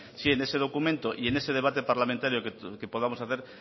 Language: Spanish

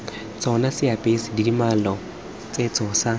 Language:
Tswana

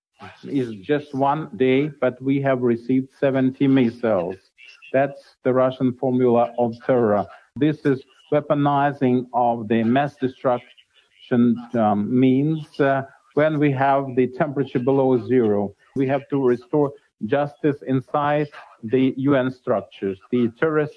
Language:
Dutch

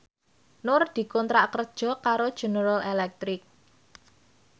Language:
Javanese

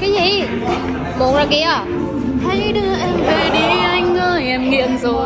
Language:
Vietnamese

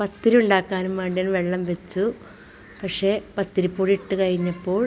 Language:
Malayalam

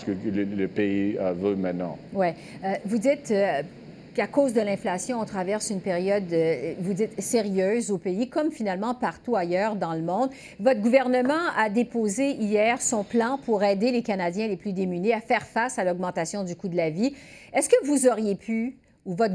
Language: French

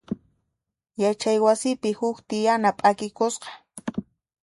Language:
Puno Quechua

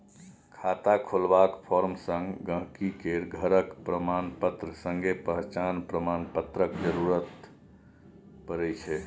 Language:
Maithili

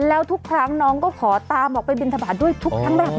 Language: Thai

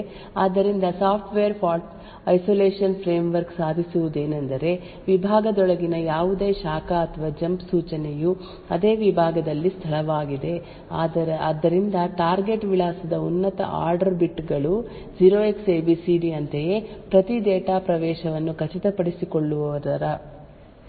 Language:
Kannada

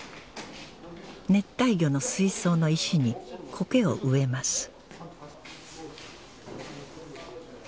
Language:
Japanese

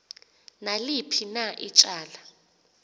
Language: Xhosa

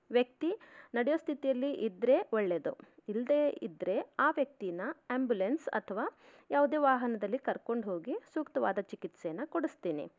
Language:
Kannada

